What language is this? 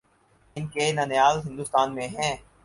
Urdu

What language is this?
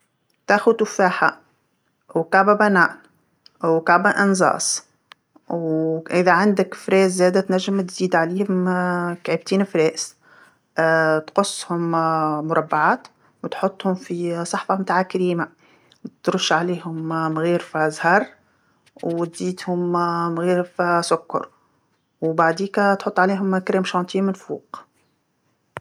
Tunisian Arabic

